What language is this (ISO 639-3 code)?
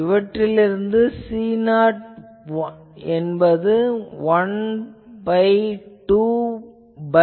tam